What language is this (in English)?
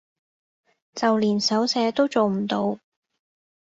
Cantonese